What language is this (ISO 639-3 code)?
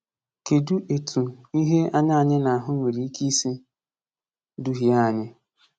ibo